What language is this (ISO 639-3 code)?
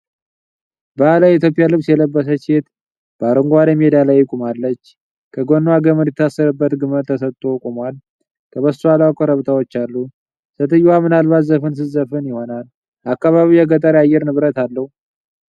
amh